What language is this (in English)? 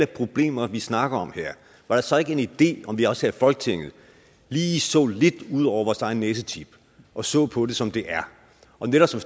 Danish